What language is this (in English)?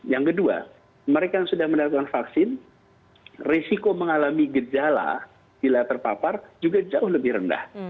Indonesian